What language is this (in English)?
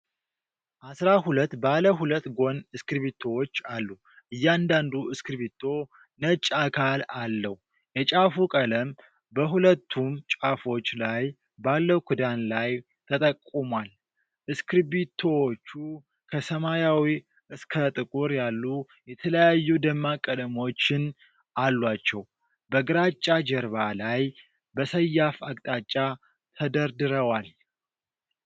Amharic